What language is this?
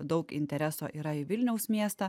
Lithuanian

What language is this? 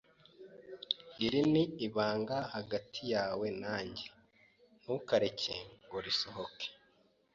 Kinyarwanda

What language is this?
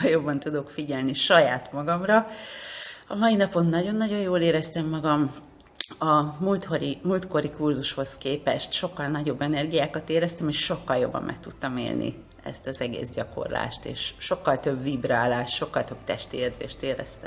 Hungarian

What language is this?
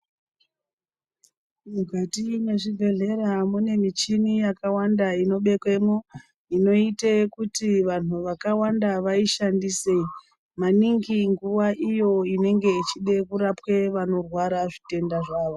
Ndau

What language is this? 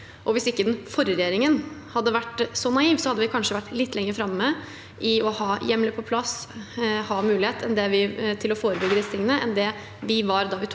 Norwegian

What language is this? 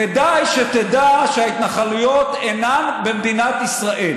Hebrew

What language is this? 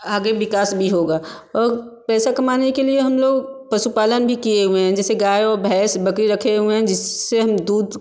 Hindi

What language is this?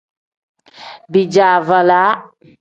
Tem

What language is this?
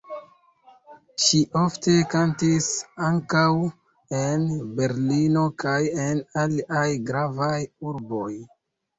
Esperanto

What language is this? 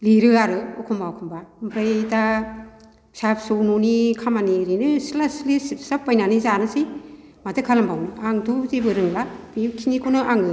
Bodo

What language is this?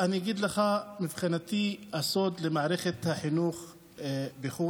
Hebrew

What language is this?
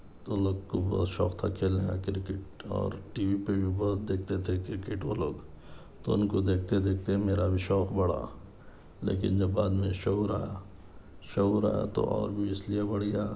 Urdu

